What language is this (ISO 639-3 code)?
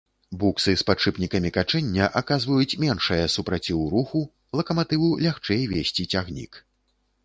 bel